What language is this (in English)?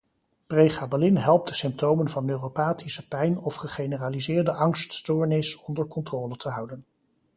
Dutch